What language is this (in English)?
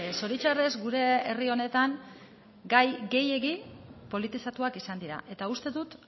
Basque